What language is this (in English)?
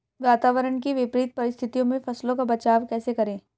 Hindi